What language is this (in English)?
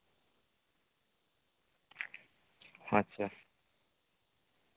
Santali